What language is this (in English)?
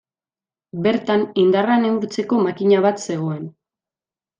Basque